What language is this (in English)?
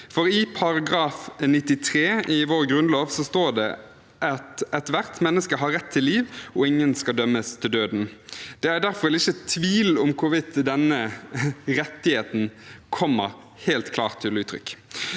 Norwegian